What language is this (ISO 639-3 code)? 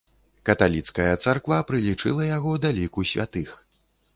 bel